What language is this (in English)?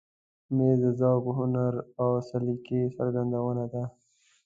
Pashto